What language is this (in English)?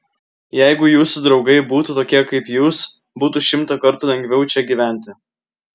Lithuanian